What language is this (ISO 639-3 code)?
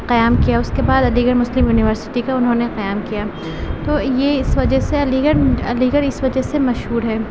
urd